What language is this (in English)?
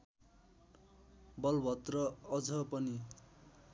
Nepali